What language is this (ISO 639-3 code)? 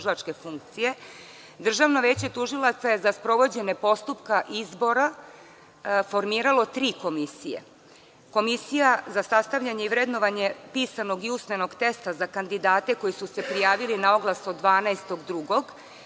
srp